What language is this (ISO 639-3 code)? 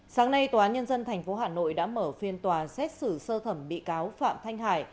vie